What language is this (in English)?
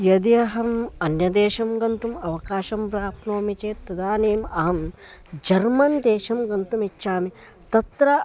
Sanskrit